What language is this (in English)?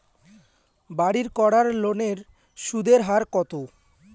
Bangla